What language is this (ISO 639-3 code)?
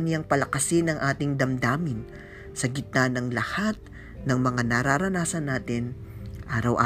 fil